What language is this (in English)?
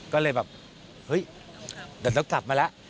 Thai